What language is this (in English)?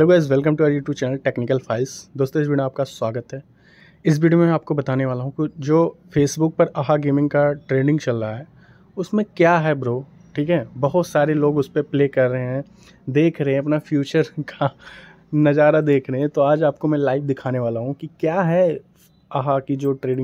Hindi